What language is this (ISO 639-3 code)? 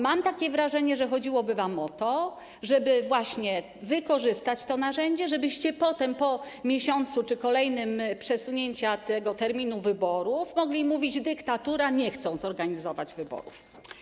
pol